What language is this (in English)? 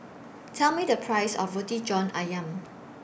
English